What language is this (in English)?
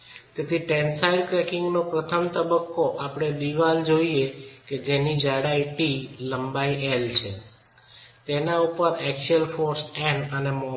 Gujarati